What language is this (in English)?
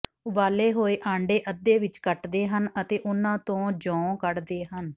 Punjabi